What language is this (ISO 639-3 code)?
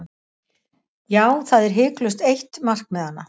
isl